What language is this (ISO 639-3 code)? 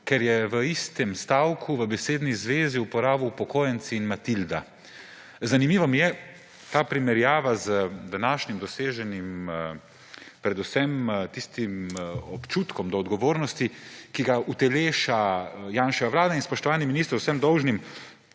slv